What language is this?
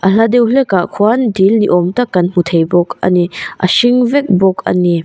Mizo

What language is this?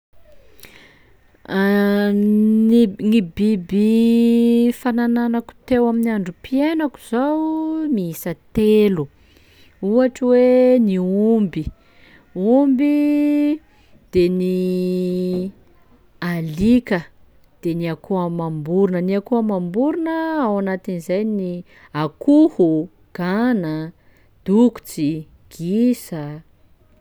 Sakalava Malagasy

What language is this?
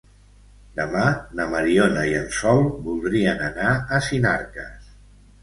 Catalan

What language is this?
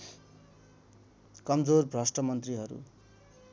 Nepali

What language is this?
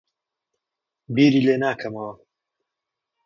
Central Kurdish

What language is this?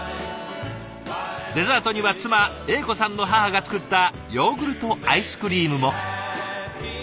Japanese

